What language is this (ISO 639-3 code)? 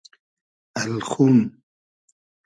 haz